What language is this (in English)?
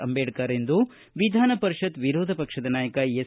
Kannada